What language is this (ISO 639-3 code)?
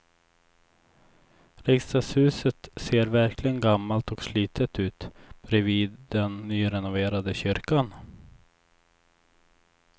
swe